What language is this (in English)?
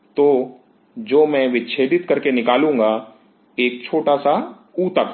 Hindi